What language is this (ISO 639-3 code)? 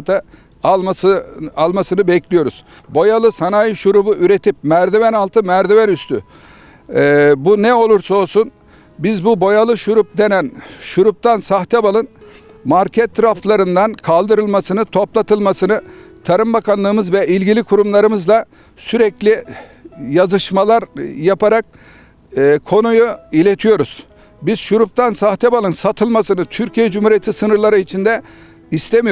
tur